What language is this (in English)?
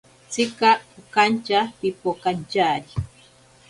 Ashéninka Perené